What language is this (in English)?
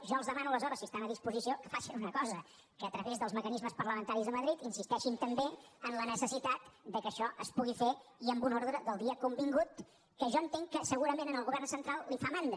Catalan